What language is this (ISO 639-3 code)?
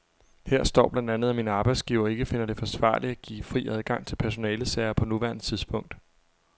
dan